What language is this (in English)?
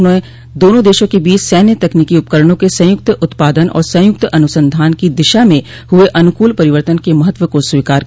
Hindi